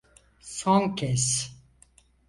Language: Turkish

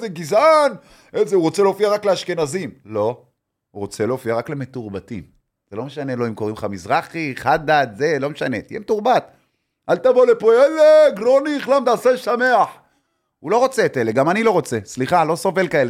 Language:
Hebrew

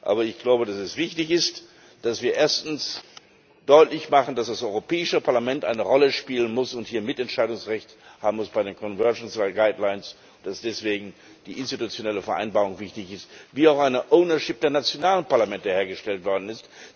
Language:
German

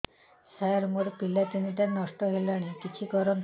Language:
Odia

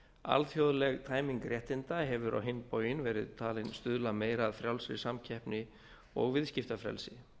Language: Icelandic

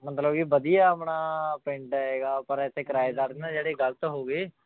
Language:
Punjabi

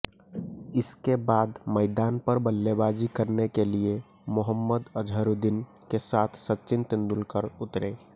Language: Hindi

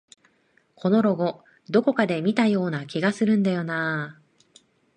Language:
Japanese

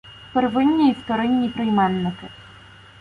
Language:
Ukrainian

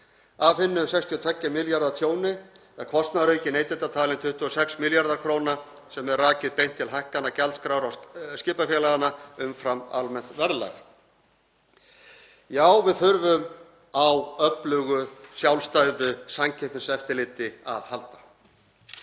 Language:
Icelandic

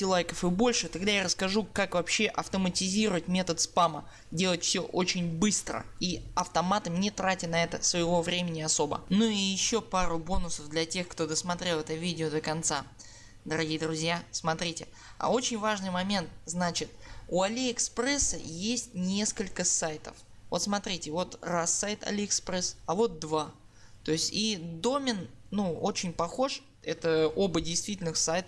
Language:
Russian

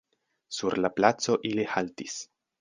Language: Esperanto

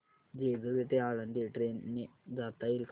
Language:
Marathi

